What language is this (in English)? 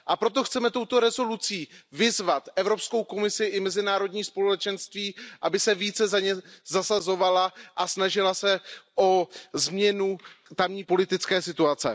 Czech